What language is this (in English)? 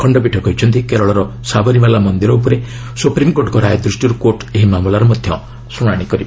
Odia